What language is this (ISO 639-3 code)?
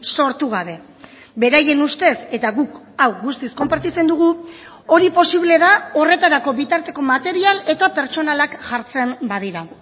eus